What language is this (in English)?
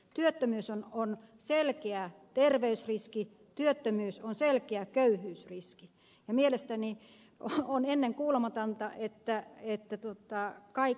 Finnish